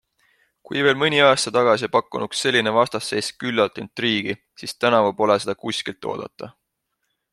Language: Estonian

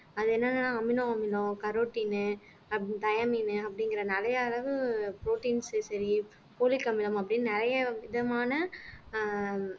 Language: Tamil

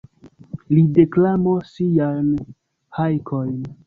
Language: Esperanto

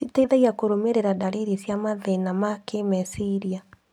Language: Kikuyu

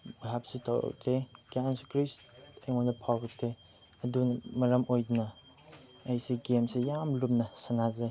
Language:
Manipuri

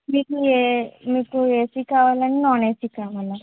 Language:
Telugu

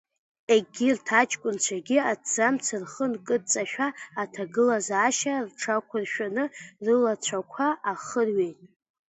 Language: Abkhazian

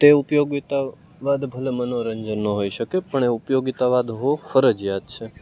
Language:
Gujarati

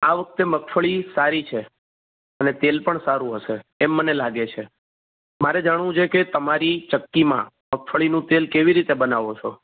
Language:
Gujarati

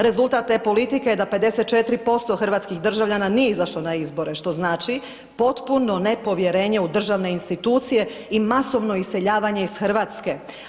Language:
Croatian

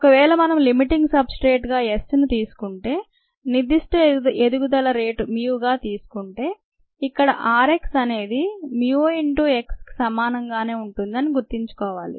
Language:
Telugu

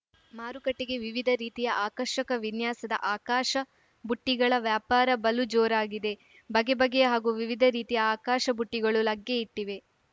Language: Kannada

